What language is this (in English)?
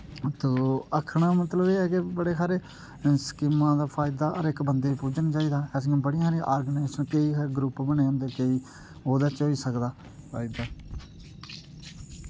Dogri